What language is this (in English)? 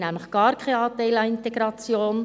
Swiss German